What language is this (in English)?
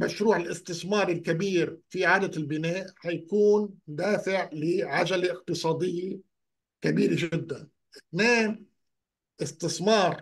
Arabic